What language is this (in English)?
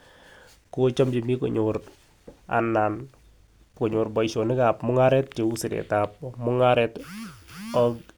Kalenjin